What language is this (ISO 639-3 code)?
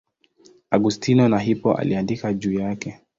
swa